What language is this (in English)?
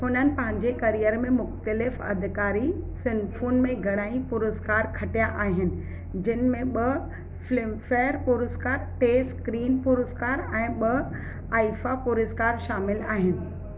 Sindhi